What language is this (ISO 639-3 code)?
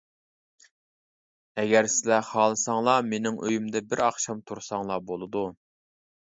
uig